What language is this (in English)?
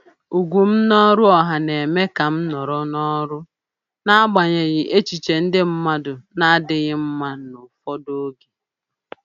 Igbo